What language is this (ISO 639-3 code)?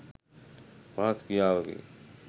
sin